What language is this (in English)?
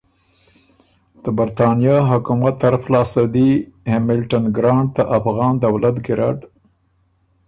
Ormuri